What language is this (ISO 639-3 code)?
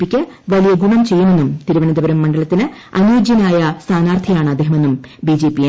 mal